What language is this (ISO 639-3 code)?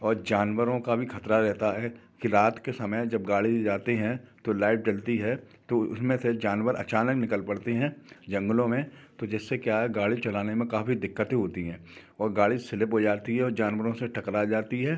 hin